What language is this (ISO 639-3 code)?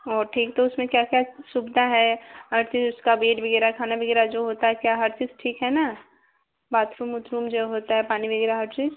hin